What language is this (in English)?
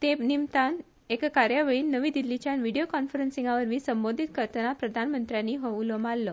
Konkani